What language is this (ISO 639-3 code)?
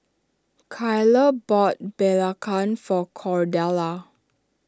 eng